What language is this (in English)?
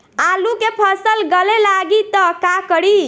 Bhojpuri